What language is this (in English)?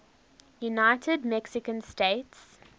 English